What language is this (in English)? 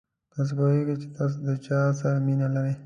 Pashto